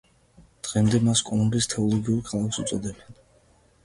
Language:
Georgian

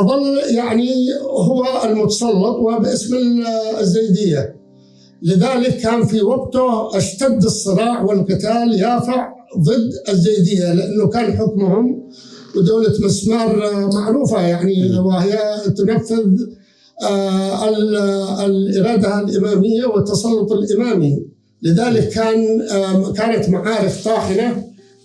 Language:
Arabic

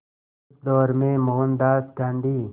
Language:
Hindi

